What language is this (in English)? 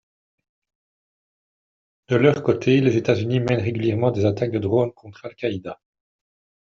French